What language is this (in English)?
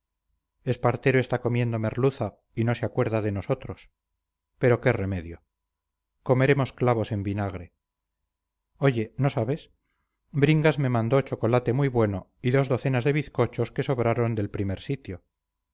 Spanish